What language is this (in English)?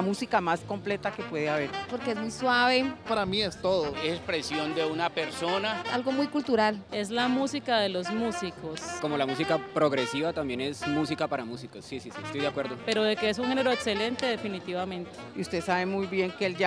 Spanish